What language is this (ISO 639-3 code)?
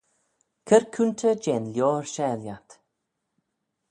glv